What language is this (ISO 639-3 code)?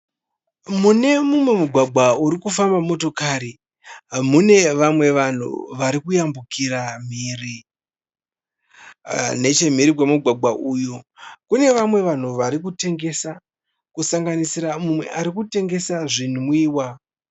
sna